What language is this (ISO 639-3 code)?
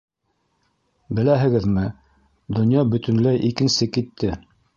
bak